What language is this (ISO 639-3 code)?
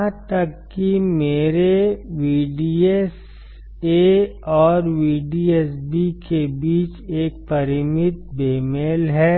hin